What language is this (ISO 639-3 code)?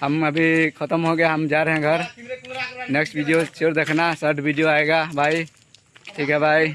hin